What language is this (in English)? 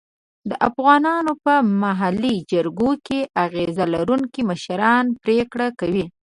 Pashto